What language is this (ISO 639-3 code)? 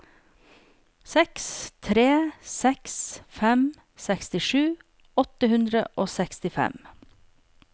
nor